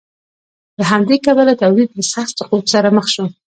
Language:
Pashto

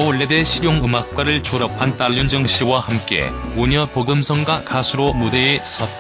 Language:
Korean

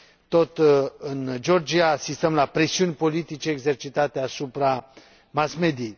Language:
Romanian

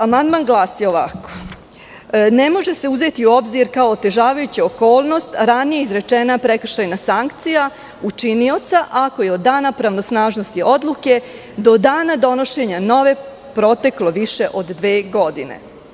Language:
Serbian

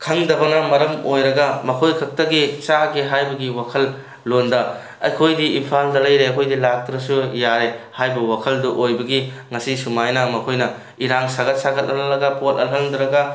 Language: Manipuri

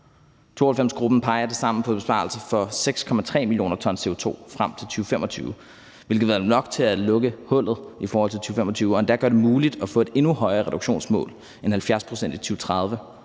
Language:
Danish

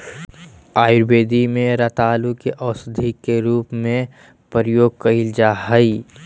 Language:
Magahi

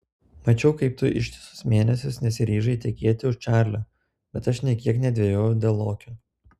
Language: Lithuanian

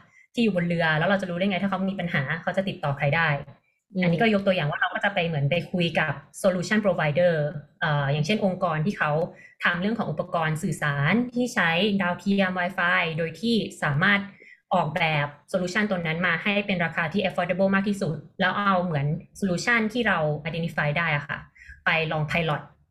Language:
Thai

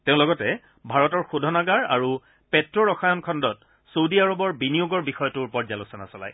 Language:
Assamese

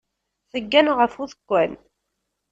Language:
Kabyle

